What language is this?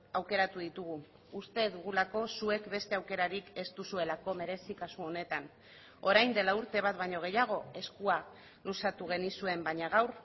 Basque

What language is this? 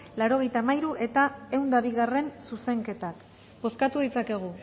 Basque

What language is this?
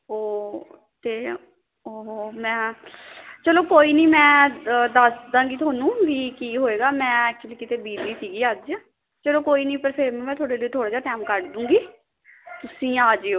Punjabi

